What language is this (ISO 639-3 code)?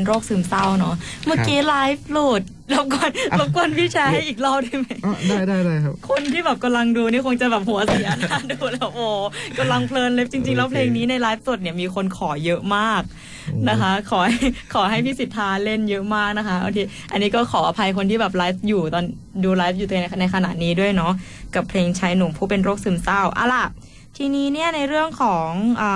tha